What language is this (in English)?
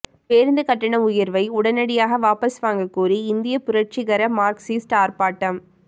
Tamil